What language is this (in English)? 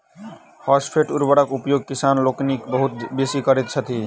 Maithili